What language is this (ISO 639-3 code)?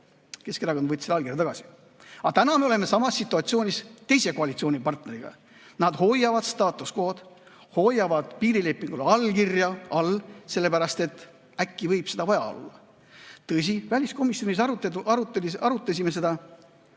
est